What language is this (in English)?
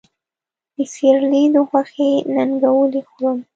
Pashto